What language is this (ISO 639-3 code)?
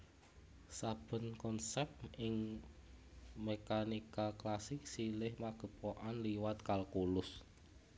jav